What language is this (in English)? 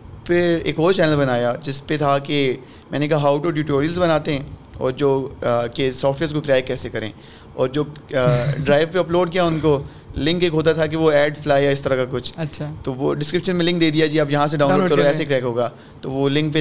Urdu